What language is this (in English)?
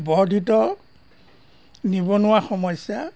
Assamese